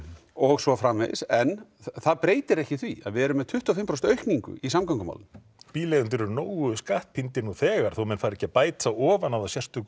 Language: Icelandic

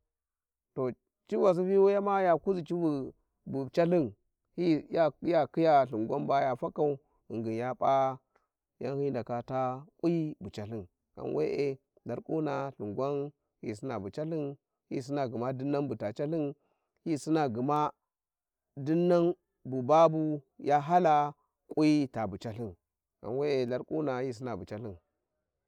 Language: Warji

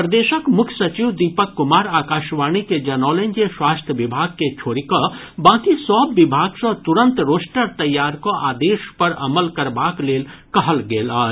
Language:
Maithili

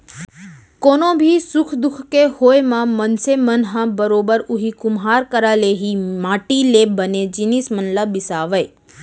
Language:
Chhattisgarhi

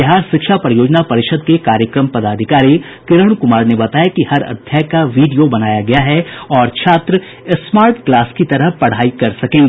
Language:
Hindi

